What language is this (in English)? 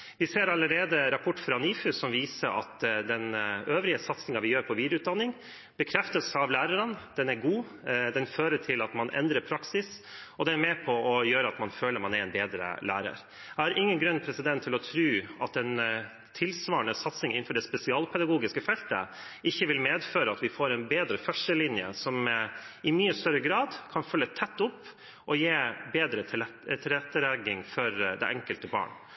Norwegian Bokmål